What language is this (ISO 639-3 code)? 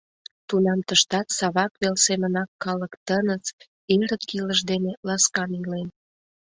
chm